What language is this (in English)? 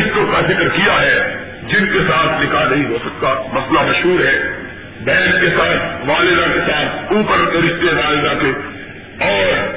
Urdu